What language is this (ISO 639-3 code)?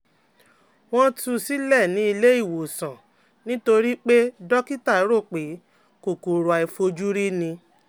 yor